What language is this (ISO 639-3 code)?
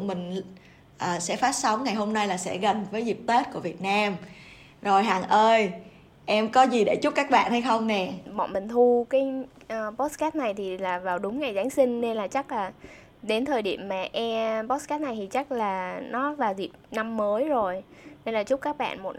vie